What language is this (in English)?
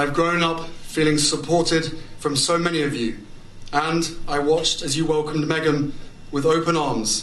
Swedish